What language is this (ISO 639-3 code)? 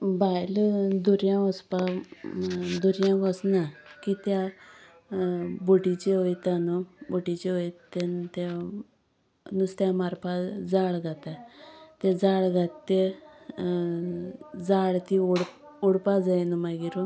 kok